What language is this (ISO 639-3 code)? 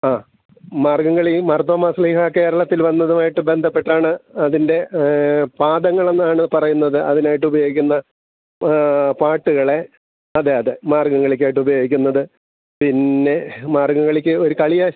mal